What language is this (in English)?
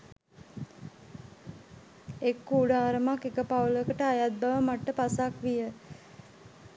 Sinhala